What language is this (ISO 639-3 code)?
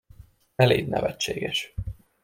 hun